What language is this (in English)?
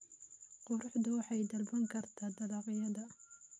Somali